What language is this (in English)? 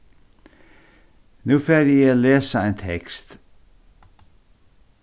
Faroese